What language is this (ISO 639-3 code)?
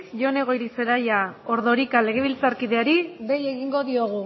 eus